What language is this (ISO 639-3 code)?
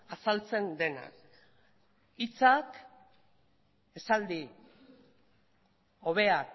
eus